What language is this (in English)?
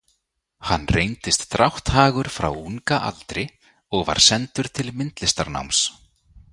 Icelandic